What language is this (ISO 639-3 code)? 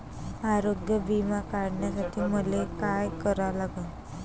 mar